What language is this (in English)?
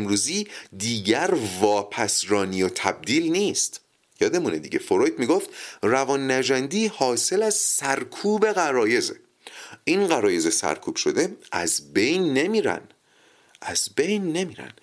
Persian